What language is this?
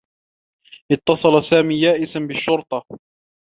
Arabic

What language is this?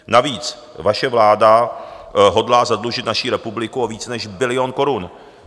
Czech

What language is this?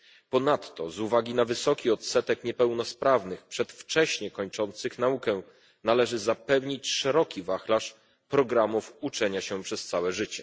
Polish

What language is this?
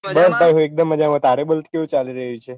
Gujarati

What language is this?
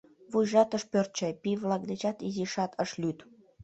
Mari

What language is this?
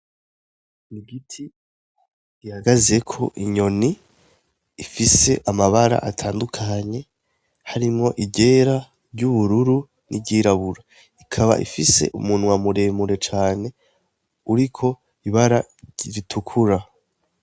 Rundi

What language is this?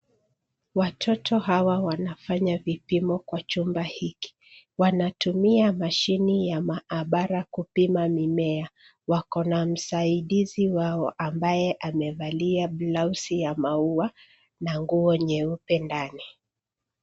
Swahili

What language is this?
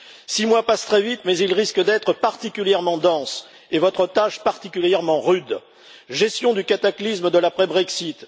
French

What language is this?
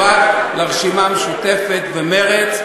Hebrew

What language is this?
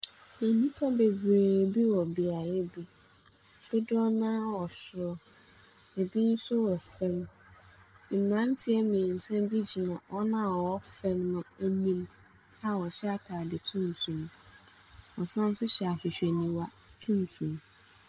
Akan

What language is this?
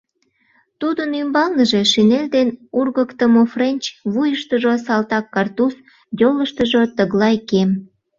Mari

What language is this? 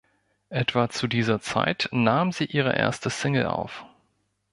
German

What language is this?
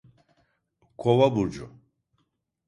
Turkish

